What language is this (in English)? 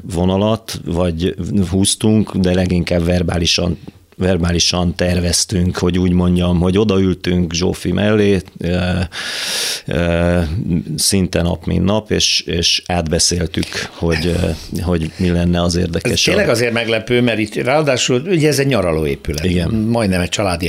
Hungarian